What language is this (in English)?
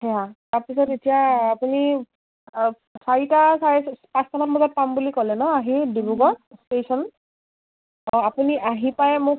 Assamese